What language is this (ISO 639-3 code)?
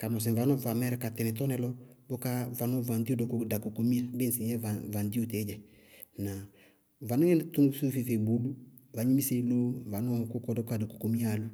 bqg